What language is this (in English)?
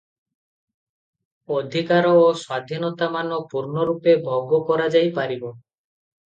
Odia